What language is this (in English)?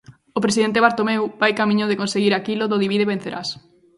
Galician